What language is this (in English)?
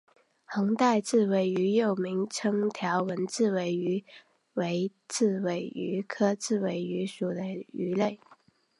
Chinese